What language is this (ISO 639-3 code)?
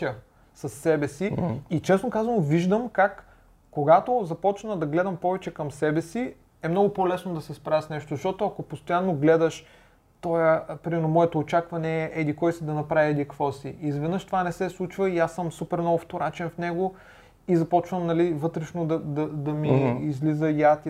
bul